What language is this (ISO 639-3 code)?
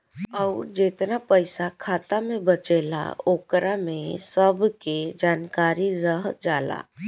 bho